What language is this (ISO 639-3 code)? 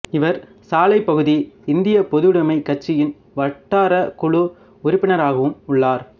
tam